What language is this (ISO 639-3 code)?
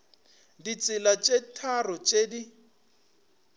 nso